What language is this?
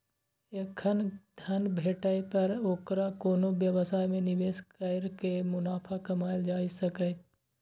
Maithili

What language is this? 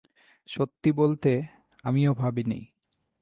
Bangla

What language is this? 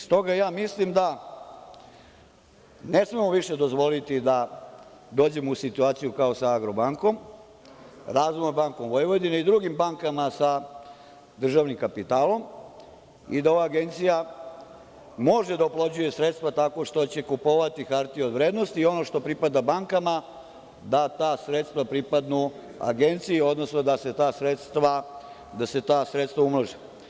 Serbian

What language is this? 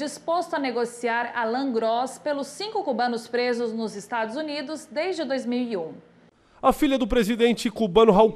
Portuguese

